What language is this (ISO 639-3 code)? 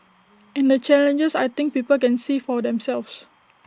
eng